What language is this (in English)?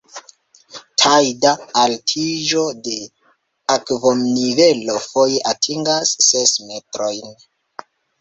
Esperanto